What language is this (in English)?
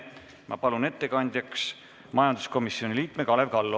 Estonian